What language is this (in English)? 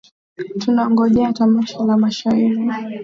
Swahili